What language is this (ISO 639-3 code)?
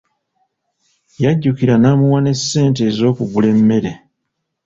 lug